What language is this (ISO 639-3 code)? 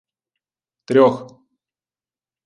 ukr